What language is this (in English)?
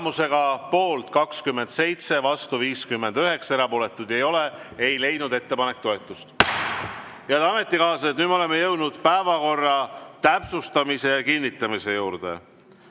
Estonian